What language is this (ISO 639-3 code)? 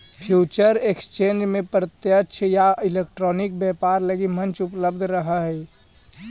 mag